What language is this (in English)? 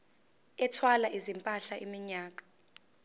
Zulu